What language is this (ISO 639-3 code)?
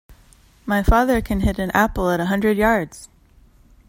eng